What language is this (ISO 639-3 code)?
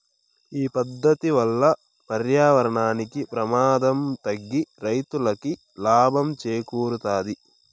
tel